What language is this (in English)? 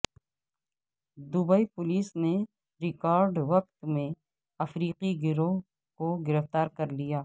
Urdu